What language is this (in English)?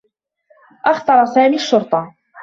Arabic